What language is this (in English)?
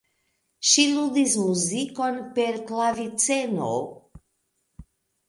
Esperanto